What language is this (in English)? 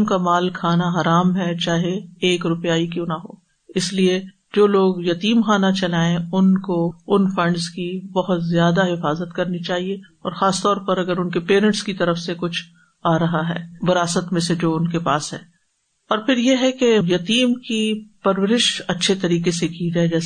Urdu